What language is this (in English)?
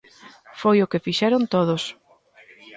Galician